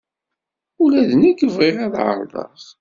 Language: Kabyle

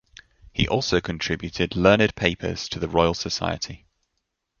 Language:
English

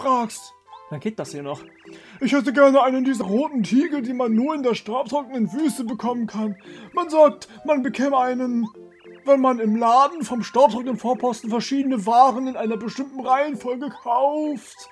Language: German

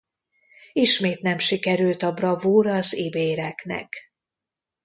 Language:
Hungarian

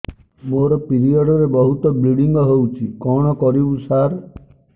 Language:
Odia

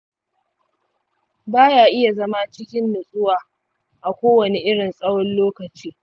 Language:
Hausa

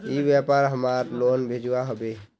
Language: Magahi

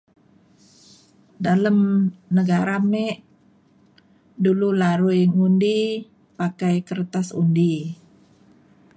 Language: Mainstream Kenyah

